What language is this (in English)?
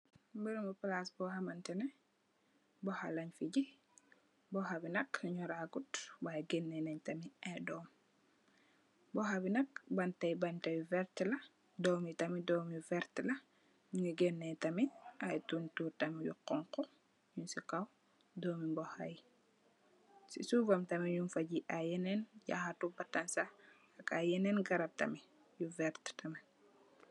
Wolof